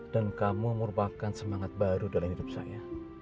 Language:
Indonesian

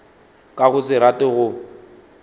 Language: Northern Sotho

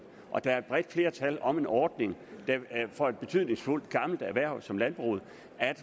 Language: Danish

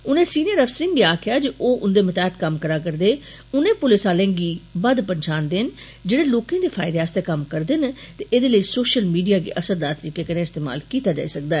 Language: Dogri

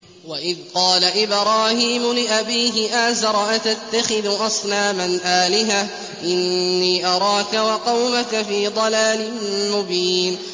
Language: Arabic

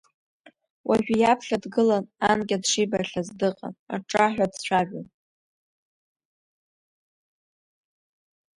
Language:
Abkhazian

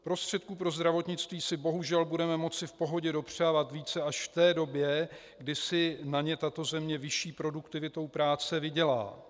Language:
Czech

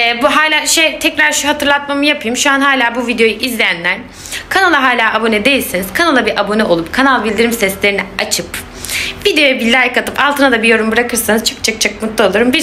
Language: Turkish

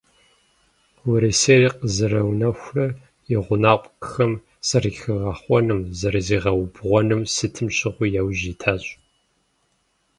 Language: Kabardian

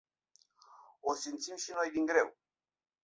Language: Romanian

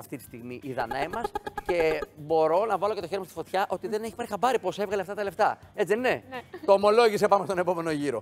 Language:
Greek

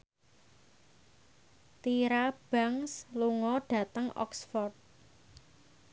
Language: Javanese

